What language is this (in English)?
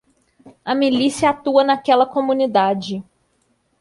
Portuguese